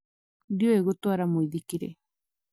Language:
Kikuyu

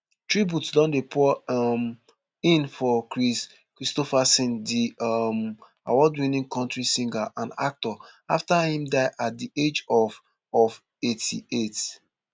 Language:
Nigerian Pidgin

